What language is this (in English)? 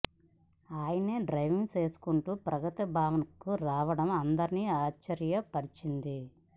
Telugu